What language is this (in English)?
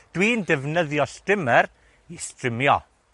Welsh